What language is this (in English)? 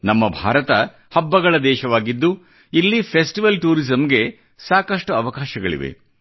Kannada